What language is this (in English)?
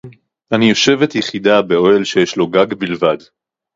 Hebrew